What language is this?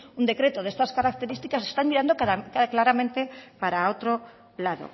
Spanish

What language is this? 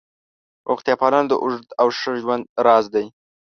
Pashto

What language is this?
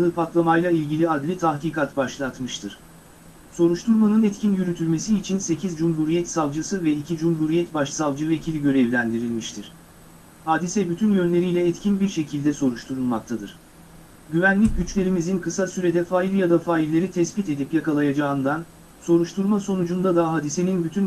Turkish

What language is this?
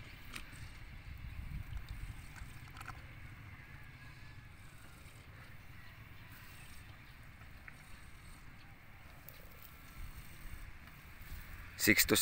Filipino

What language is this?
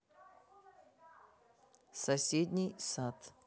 Russian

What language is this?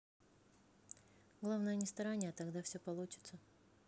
Russian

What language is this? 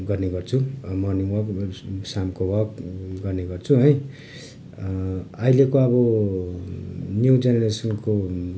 Nepali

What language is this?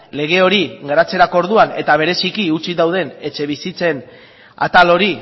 Basque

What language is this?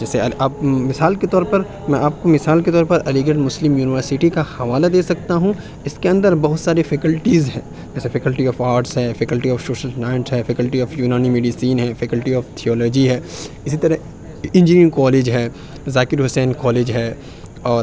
Urdu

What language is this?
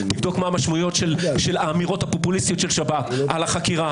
Hebrew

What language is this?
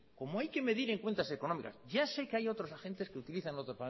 Spanish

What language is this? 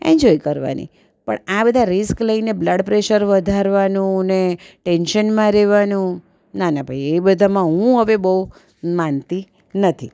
Gujarati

